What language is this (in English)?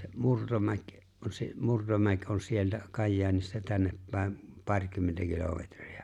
Finnish